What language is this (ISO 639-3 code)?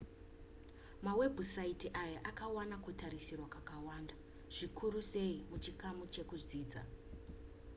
sna